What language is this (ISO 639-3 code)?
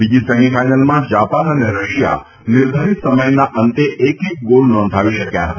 guj